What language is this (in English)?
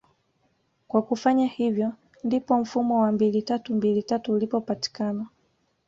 Swahili